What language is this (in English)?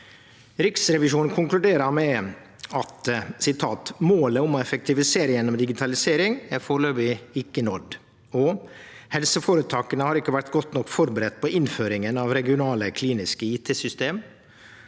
Norwegian